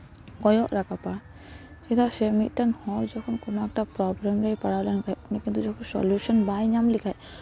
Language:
Santali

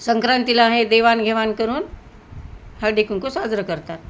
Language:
Marathi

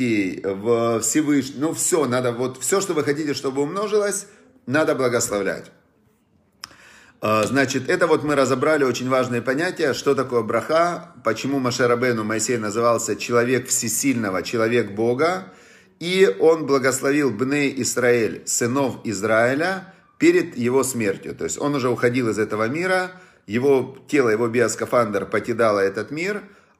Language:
Russian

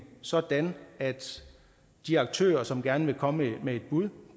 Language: Danish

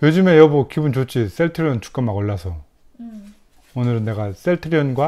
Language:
Korean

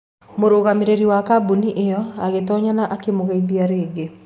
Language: Kikuyu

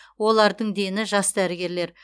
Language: Kazakh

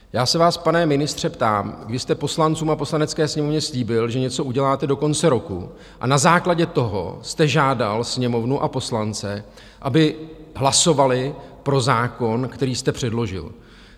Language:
Czech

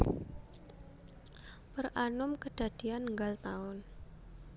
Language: Javanese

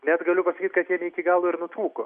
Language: Lithuanian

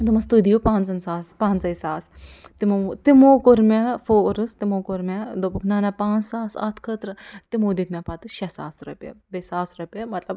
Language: Kashmiri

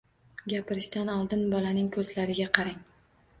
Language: Uzbek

